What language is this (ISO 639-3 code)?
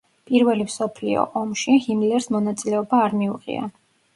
kat